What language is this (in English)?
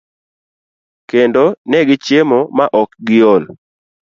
Luo (Kenya and Tanzania)